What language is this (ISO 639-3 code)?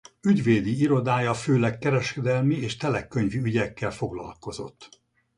hun